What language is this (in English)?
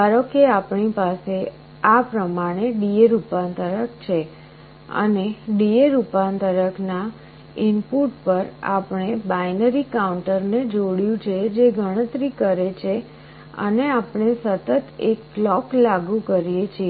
Gujarati